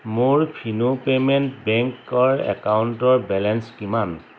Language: Assamese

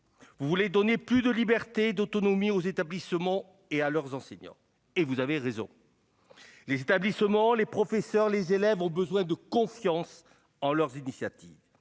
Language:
French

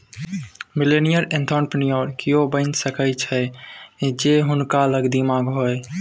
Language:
Maithili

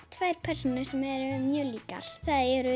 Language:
Icelandic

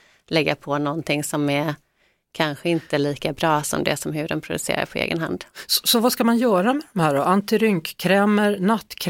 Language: Swedish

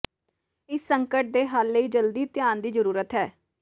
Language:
Punjabi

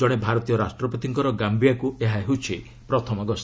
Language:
Odia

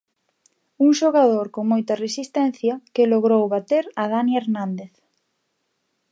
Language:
Galician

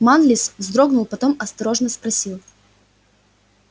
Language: Russian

